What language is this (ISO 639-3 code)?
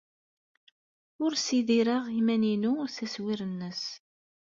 kab